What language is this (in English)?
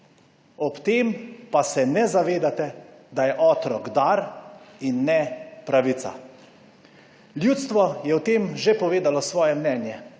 Slovenian